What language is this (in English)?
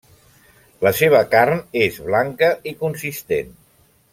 Catalan